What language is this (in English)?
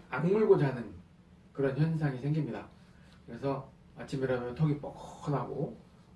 Korean